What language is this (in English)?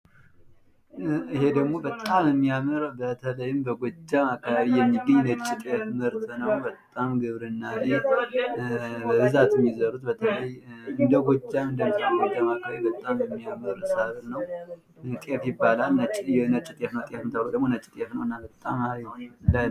Amharic